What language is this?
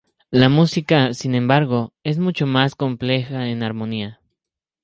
Spanish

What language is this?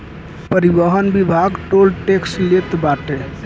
Bhojpuri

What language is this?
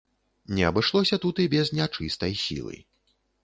Belarusian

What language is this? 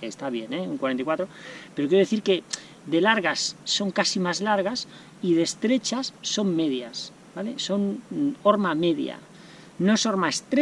Spanish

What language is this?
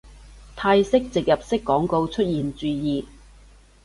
Cantonese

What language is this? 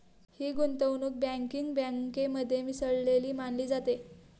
Marathi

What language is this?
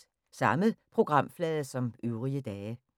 Danish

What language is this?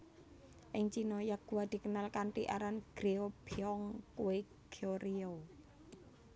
Javanese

